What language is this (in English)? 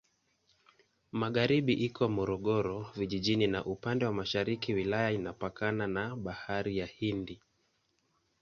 Swahili